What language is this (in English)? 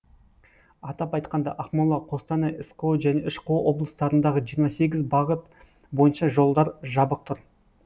Kazakh